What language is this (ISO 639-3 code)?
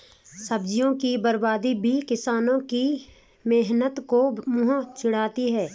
hin